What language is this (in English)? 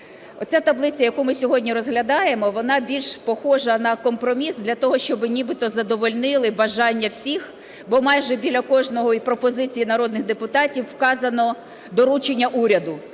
Ukrainian